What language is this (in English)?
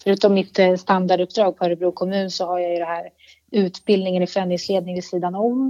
Swedish